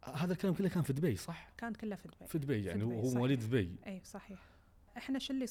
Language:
Arabic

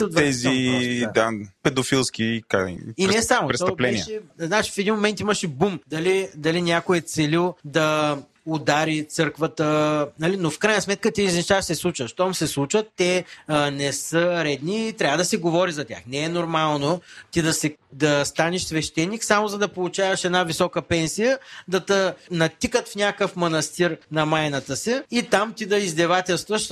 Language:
Bulgarian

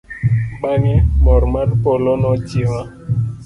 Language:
Luo (Kenya and Tanzania)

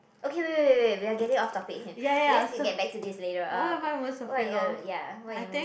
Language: English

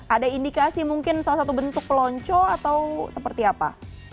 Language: Indonesian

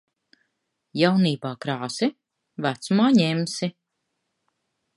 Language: Latvian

